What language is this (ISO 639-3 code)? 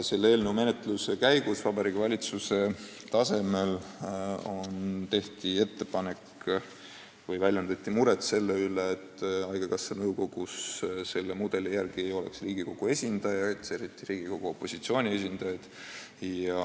est